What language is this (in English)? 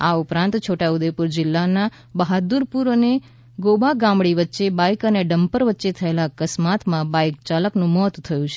Gujarati